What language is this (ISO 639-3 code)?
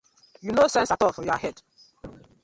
pcm